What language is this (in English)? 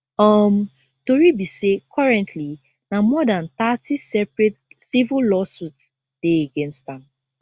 Nigerian Pidgin